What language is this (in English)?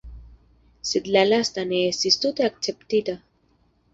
Esperanto